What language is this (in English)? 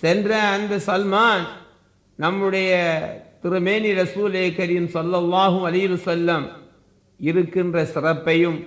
Tamil